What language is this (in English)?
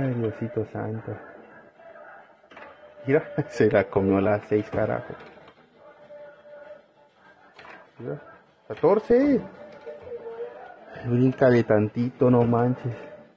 Spanish